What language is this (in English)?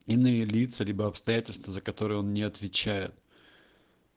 Russian